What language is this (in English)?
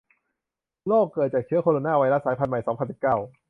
Thai